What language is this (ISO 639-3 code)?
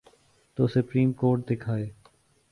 urd